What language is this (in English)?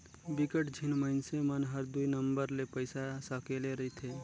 Chhattisgarhi